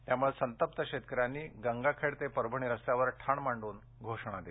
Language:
Marathi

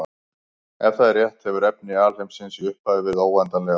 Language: Icelandic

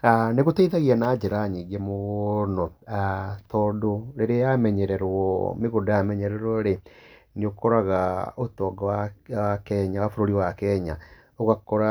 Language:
Kikuyu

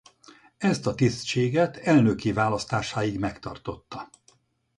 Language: Hungarian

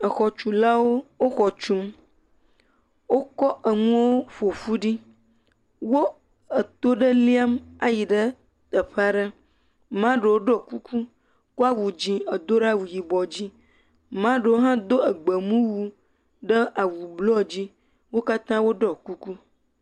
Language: Ewe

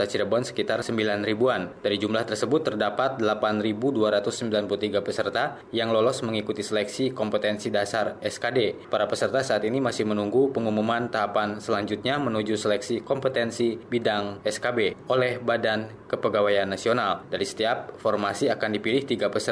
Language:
Indonesian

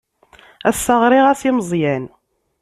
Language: Kabyle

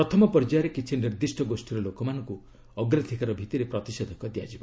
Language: Odia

